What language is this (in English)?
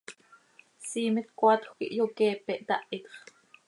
Seri